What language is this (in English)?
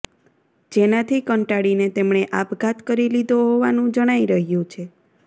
Gujarati